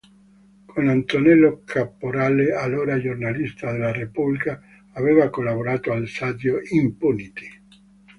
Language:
Italian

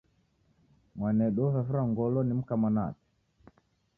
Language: Taita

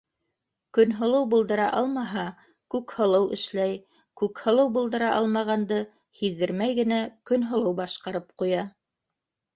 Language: Bashkir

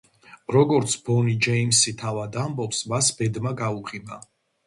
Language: Georgian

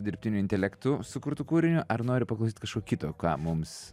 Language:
Lithuanian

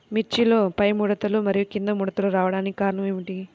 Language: Telugu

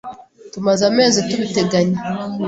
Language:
Kinyarwanda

